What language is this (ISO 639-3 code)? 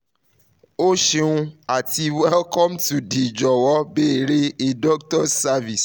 yor